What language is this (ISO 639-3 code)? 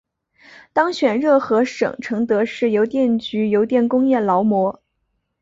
zho